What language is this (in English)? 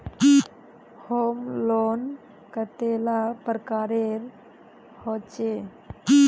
Magahi